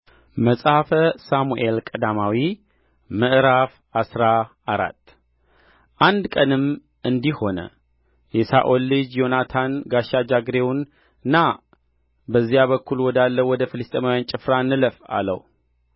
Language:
Amharic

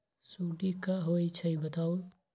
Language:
Magahi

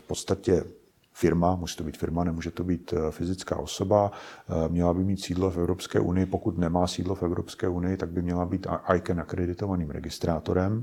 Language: Czech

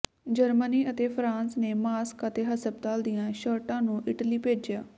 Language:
Punjabi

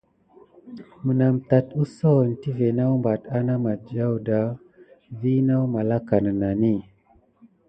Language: Gidar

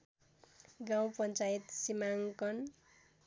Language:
Nepali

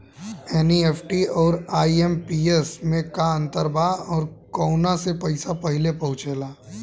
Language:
Bhojpuri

